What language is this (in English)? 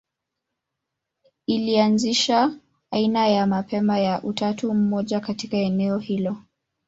Swahili